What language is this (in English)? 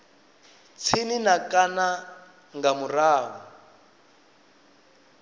Venda